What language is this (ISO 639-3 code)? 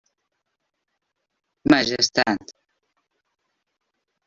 cat